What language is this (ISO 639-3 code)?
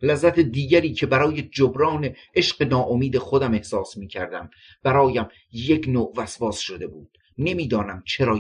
fas